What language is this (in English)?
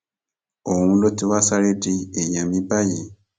Yoruba